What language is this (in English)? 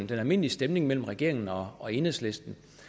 Danish